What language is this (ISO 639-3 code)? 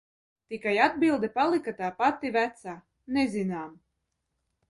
lav